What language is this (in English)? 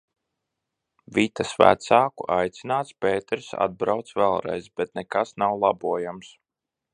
Latvian